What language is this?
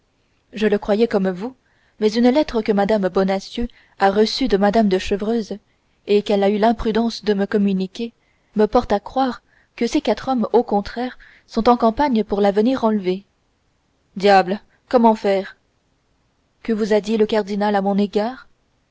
French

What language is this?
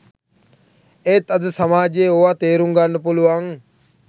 Sinhala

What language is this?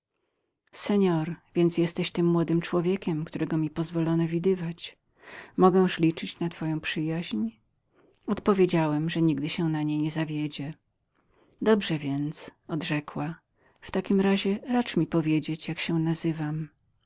Polish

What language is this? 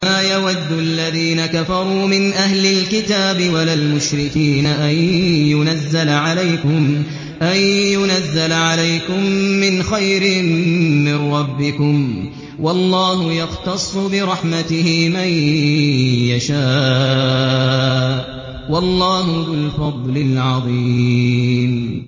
Arabic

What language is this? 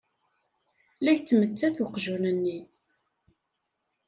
Kabyle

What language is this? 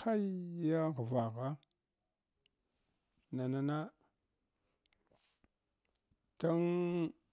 Hwana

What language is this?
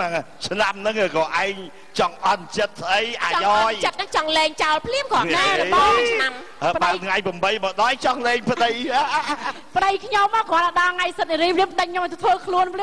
Vietnamese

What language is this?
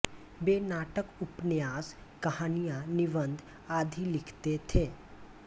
Hindi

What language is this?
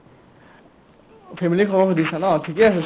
Assamese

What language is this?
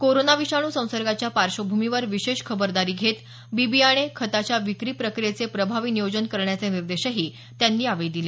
Marathi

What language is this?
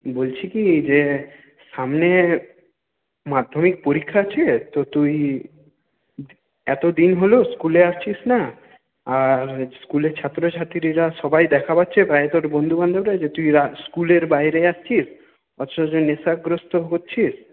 Bangla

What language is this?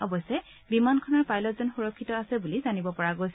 Assamese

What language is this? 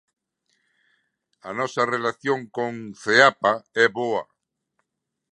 Galician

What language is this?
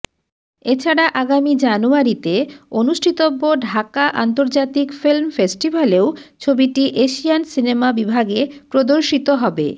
Bangla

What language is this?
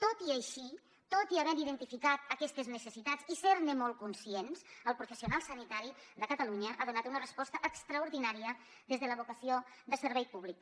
Catalan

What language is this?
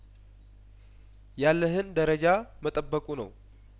Amharic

